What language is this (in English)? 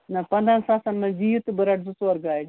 Kashmiri